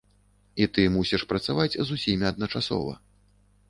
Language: Belarusian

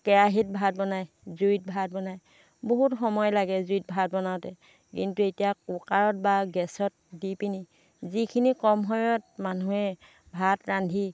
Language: Assamese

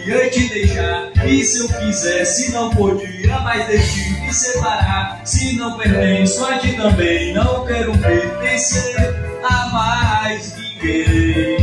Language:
Portuguese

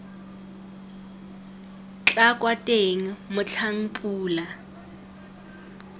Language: Tswana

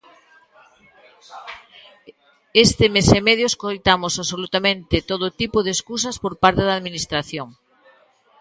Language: Galician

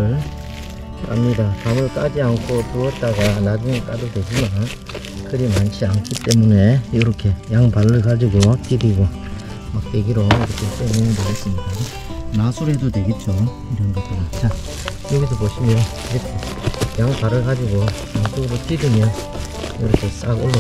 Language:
Korean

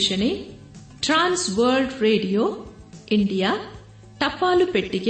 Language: Kannada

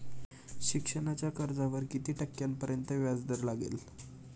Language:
Marathi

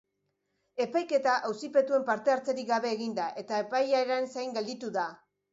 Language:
Basque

